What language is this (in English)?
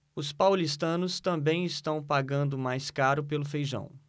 Portuguese